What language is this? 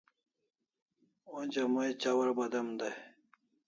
Kalasha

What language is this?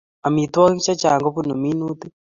Kalenjin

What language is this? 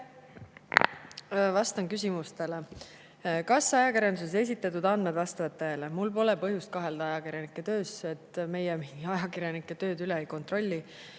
Estonian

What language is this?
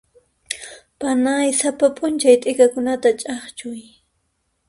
Puno Quechua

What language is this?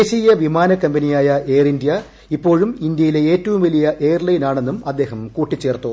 Malayalam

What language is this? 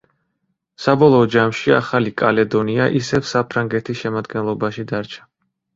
Georgian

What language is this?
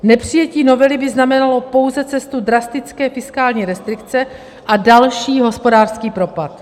Czech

